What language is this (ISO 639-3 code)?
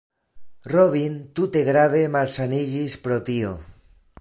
epo